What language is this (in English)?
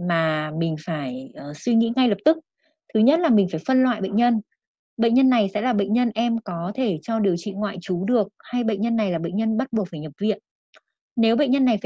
Vietnamese